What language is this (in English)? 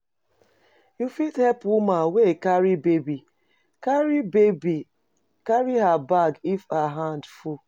Nigerian Pidgin